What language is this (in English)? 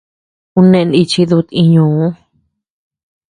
Tepeuxila Cuicatec